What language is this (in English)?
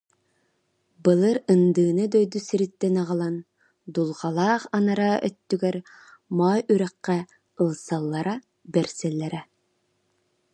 Yakut